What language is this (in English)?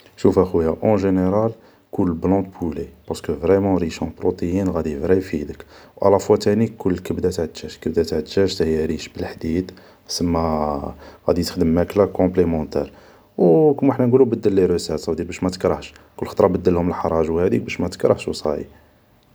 Algerian Arabic